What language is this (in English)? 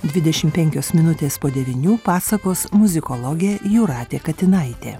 Lithuanian